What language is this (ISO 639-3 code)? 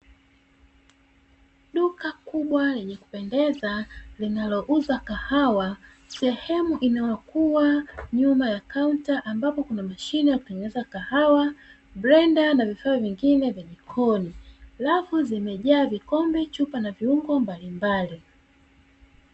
swa